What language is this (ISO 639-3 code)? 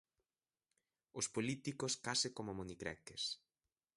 glg